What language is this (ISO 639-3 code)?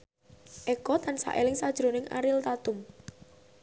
jav